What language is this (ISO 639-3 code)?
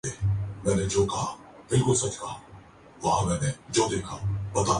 urd